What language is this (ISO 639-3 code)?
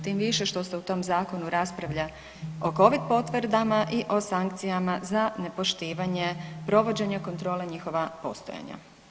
hrv